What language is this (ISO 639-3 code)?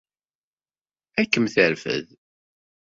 kab